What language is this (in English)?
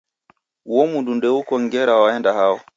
Taita